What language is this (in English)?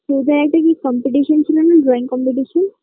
Bangla